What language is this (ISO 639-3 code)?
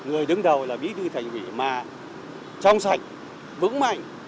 vie